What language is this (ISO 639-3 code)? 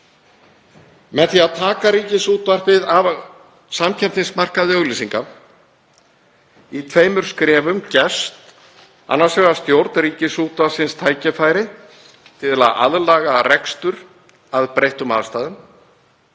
isl